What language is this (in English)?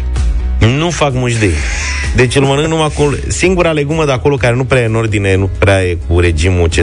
Romanian